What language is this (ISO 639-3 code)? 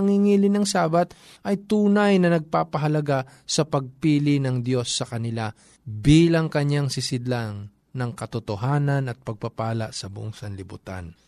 fil